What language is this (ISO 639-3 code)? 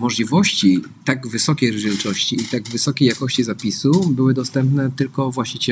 pol